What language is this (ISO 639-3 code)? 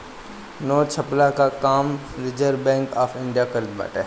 bho